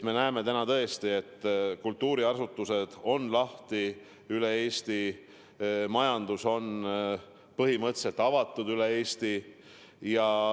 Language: Estonian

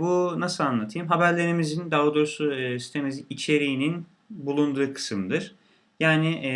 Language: Turkish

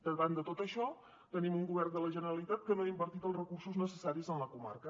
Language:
Catalan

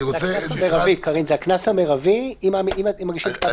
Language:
Hebrew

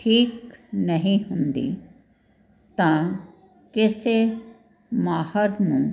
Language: Punjabi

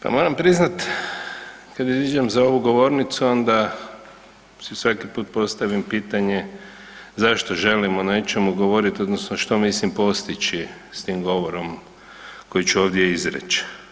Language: Croatian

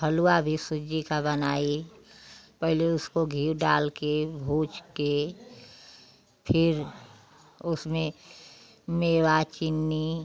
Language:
Hindi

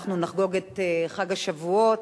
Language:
Hebrew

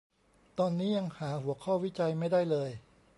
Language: Thai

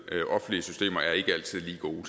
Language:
Danish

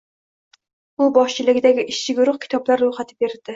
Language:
Uzbek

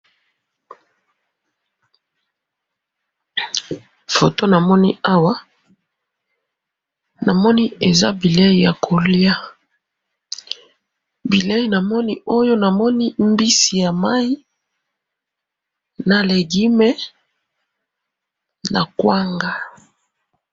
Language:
Lingala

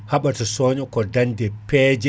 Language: Fula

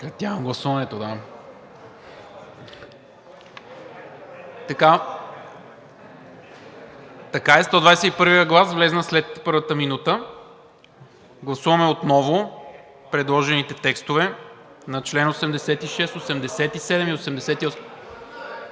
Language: Bulgarian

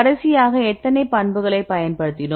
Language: Tamil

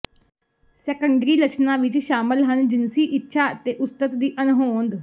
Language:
Punjabi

